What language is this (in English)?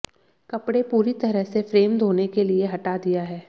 Hindi